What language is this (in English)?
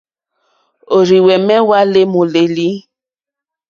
Mokpwe